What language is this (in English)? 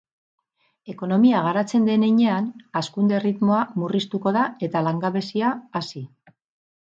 Basque